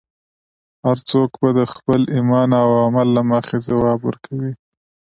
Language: Pashto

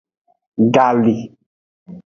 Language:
Aja (Benin)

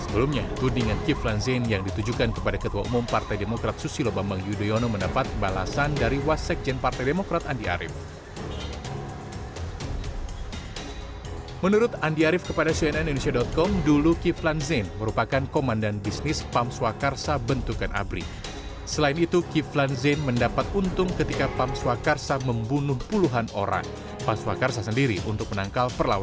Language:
Indonesian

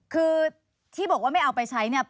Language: Thai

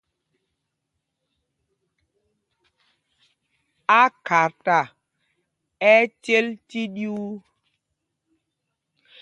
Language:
Mpumpong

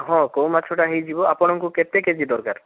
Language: Odia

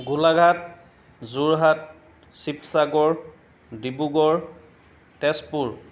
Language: Assamese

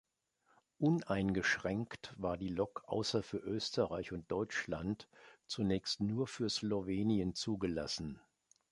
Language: German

